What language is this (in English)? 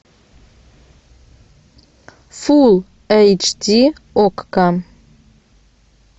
Russian